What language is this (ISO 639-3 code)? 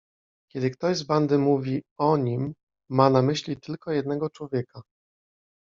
pol